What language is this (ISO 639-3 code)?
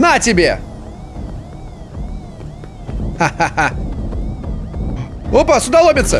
rus